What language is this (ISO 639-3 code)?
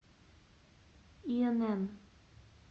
rus